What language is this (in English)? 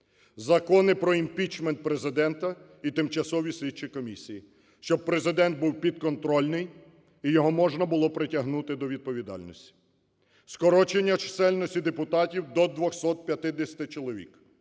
Ukrainian